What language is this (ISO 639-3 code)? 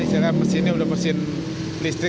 ind